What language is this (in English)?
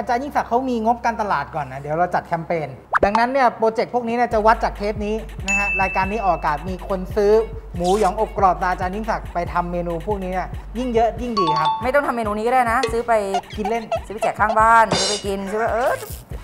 Thai